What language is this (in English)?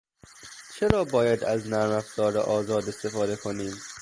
Persian